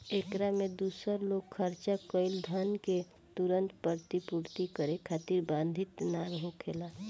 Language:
Bhojpuri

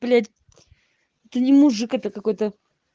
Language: Russian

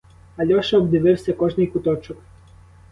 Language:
Ukrainian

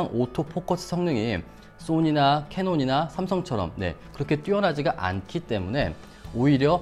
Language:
Korean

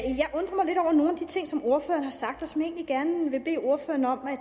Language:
Danish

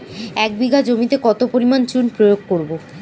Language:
Bangla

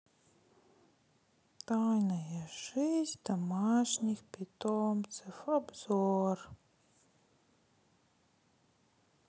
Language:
Russian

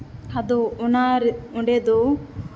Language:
Santali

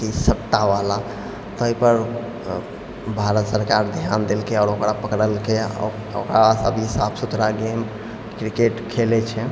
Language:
Maithili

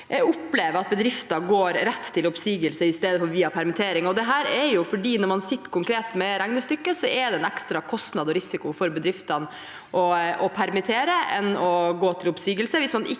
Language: Norwegian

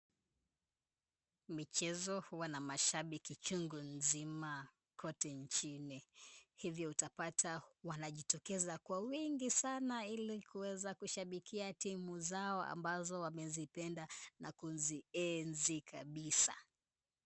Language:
Swahili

